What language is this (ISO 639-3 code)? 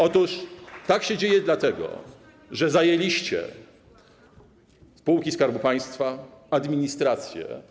pol